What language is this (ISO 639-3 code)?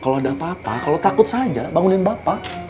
ind